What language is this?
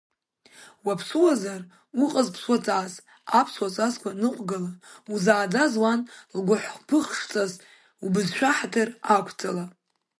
Abkhazian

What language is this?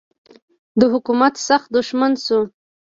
Pashto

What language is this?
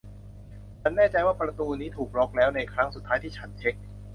Thai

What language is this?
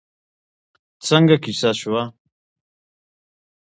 Pashto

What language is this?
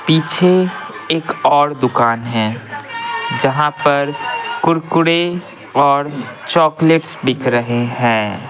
Hindi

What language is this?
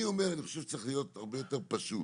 Hebrew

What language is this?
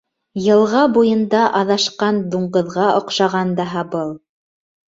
Bashkir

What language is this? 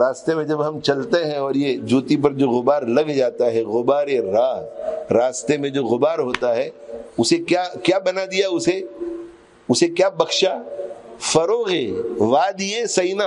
Arabic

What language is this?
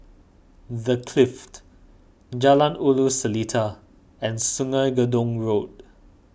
English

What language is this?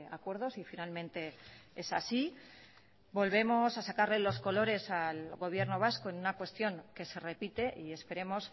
Spanish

